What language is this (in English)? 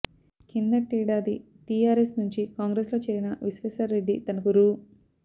Telugu